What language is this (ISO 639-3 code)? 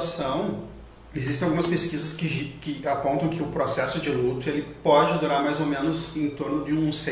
por